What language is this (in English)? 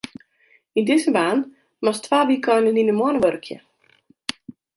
Western Frisian